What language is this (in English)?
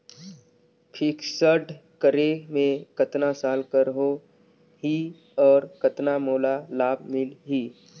Chhattisgarhi